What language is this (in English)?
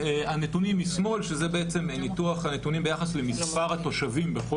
Hebrew